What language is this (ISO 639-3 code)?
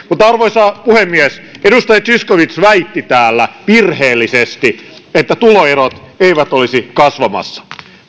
fin